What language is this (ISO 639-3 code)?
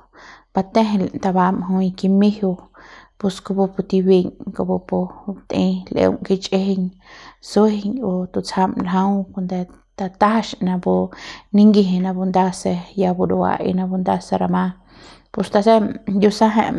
pbs